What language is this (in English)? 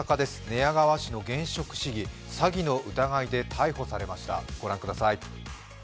Japanese